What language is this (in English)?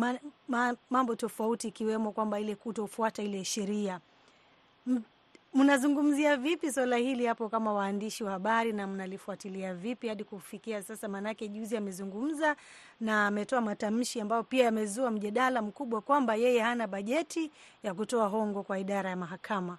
Swahili